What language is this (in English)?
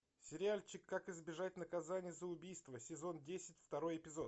Russian